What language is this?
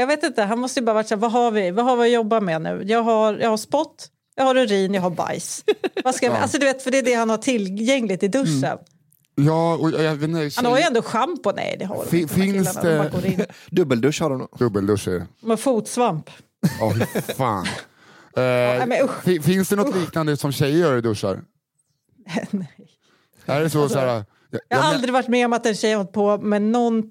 Swedish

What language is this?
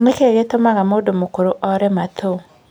Kikuyu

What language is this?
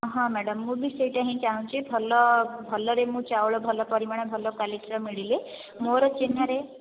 Odia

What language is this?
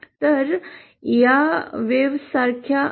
Marathi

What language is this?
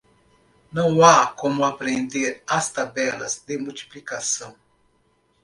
Portuguese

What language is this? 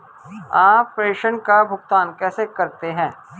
Hindi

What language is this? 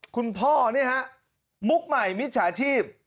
Thai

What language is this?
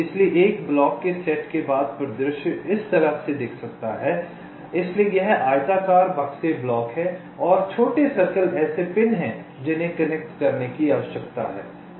Hindi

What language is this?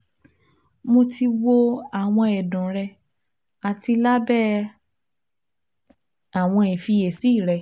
Yoruba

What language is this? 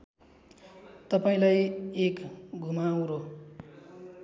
Nepali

